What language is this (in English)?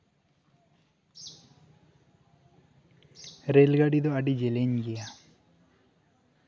Santali